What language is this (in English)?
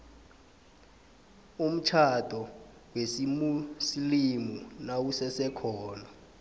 South Ndebele